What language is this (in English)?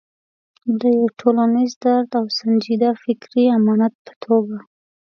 Pashto